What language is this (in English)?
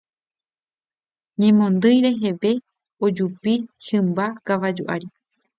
Guarani